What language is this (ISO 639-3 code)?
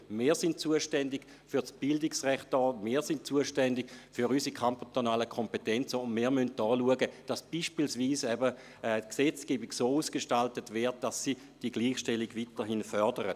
gsw